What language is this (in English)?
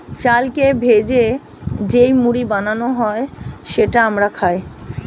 Bangla